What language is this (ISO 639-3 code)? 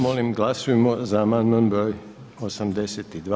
hrv